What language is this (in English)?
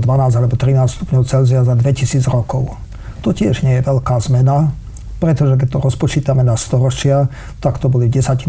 Slovak